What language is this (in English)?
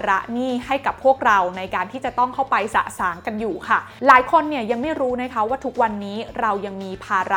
Thai